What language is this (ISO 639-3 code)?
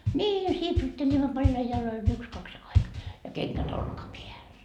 fin